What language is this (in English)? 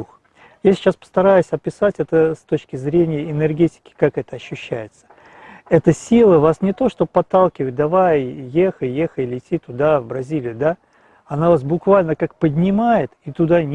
Russian